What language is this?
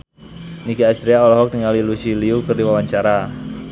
Sundanese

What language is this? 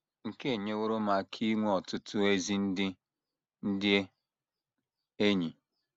Igbo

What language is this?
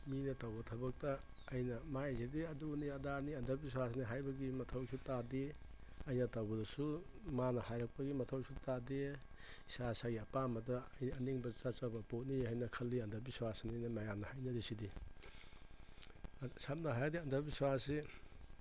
Manipuri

